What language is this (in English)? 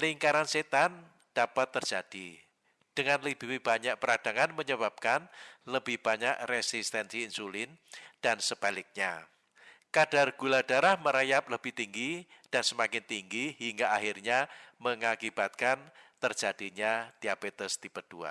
Indonesian